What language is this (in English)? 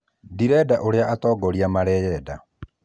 Kikuyu